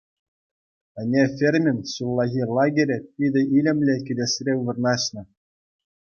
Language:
Chuvash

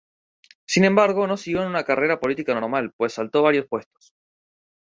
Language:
Spanish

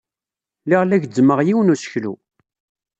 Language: Kabyle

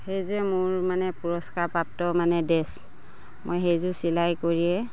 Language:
Assamese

